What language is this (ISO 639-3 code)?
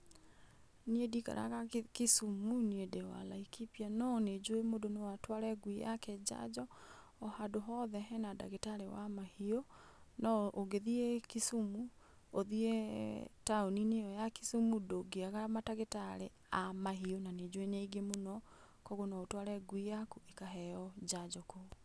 kik